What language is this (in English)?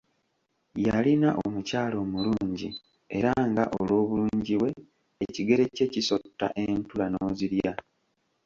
Ganda